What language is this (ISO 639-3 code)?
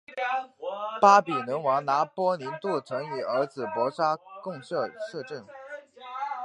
zho